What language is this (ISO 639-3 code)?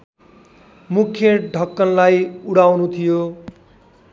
nep